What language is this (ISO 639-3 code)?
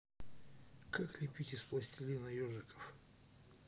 rus